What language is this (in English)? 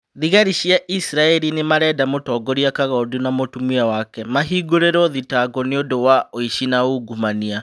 Kikuyu